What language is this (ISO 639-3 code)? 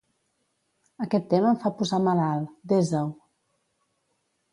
cat